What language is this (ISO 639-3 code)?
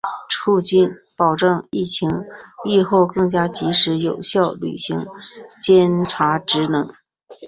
zho